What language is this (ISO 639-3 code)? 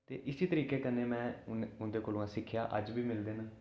doi